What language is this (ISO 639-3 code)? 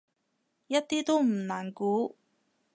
yue